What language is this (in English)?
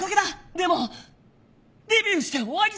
Japanese